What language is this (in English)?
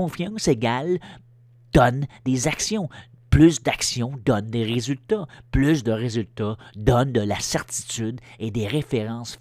French